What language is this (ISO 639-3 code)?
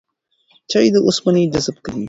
pus